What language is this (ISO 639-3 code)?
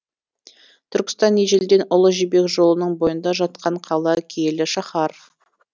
kaz